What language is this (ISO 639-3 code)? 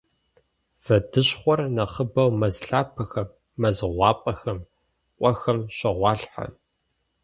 kbd